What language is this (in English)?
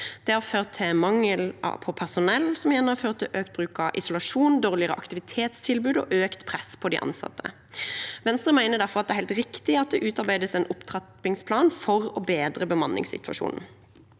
Norwegian